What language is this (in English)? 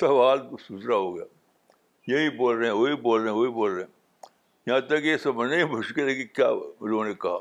Urdu